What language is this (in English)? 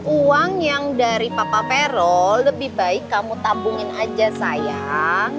Indonesian